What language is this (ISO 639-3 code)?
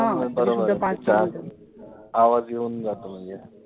mar